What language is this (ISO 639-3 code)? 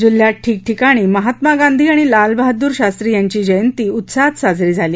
mar